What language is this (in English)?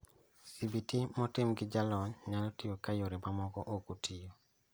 Luo (Kenya and Tanzania)